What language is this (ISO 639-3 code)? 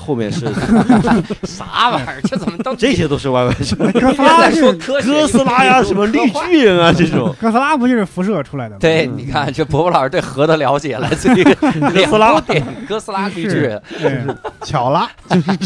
zho